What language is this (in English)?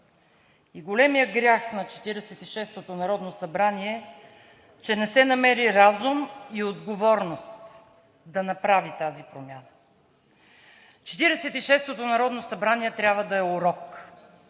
Bulgarian